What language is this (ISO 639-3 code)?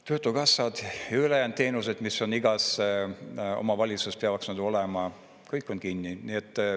est